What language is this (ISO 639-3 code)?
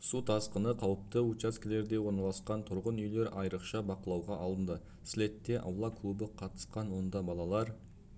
kaz